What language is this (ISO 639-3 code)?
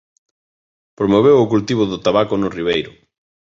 glg